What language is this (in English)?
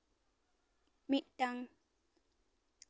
Santali